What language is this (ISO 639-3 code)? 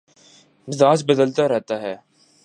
urd